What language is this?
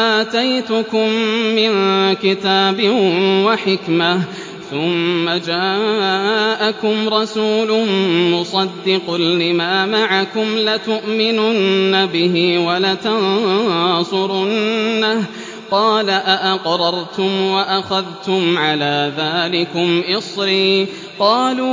Arabic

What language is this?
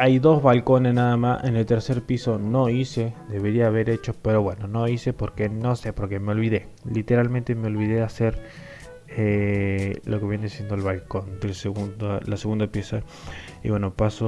Spanish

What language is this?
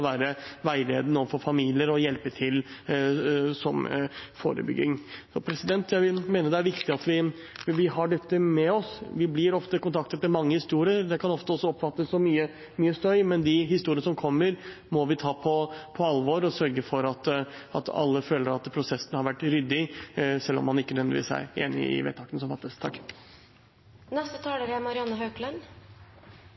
Norwegian Bokmål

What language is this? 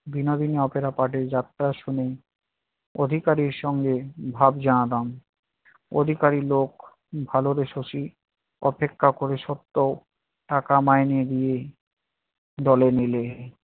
Bangla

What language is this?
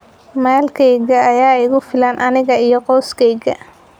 Somali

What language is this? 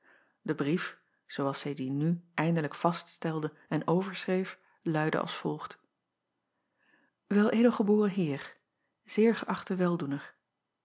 Dutch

